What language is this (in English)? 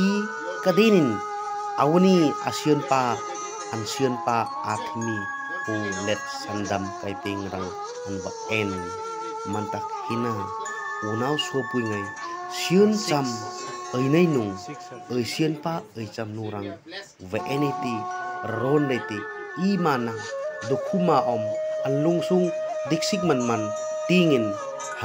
Thai